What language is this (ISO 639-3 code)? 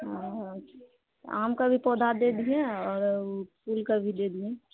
mai